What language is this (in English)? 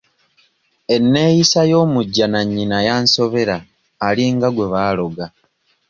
Ganda